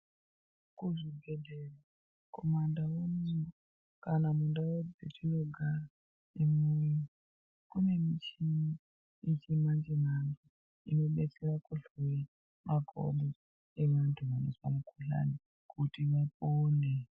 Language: Ndau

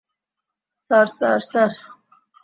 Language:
Bangla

